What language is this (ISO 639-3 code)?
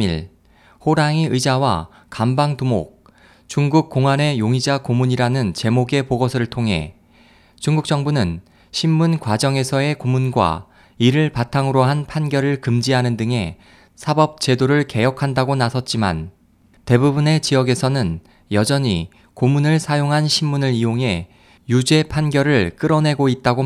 kor